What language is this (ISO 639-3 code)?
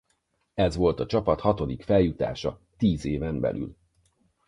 hun